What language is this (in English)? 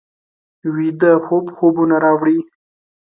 Pashto